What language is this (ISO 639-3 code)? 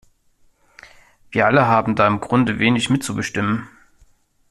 deu